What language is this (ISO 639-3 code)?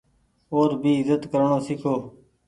gig